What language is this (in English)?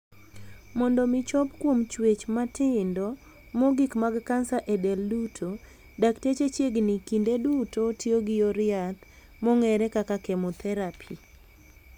Luo (Kenya and Tanzania)